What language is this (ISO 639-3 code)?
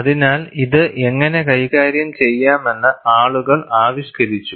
mal